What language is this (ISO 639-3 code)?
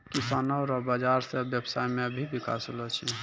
mai